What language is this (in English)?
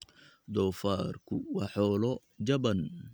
Somali